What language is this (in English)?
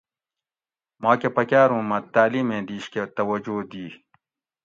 Gawri